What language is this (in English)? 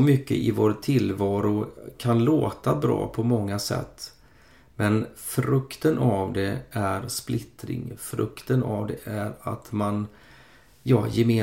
Swedish